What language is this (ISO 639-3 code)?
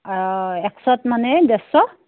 asm